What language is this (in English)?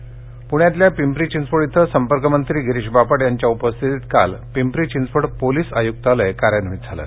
Marathi